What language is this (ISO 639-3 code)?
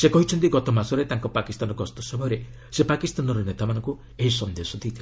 ori